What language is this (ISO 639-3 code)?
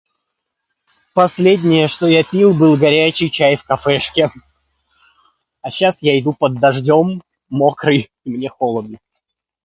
rus